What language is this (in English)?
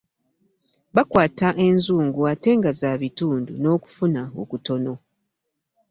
Ganda